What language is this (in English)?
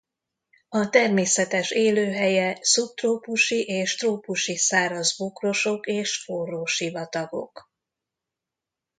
Hungarian